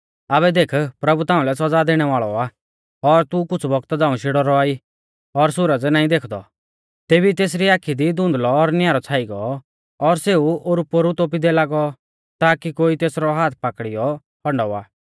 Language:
Mahasu Pahari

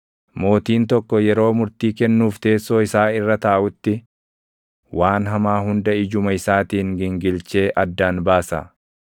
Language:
Oromo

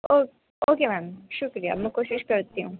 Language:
Urdu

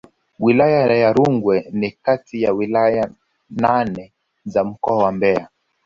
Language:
Swahili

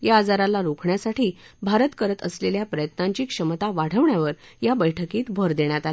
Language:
Marathi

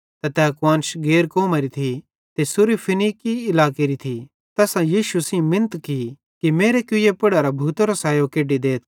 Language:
Bhadrawahi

